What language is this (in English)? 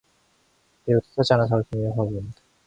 Korean